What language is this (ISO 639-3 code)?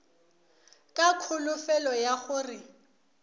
nso